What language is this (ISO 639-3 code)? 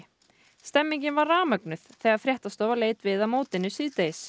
isl